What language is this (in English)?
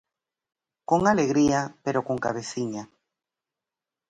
Galician